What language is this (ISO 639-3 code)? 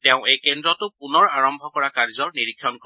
asm